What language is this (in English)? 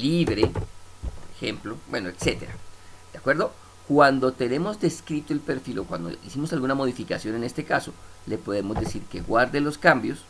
Spanish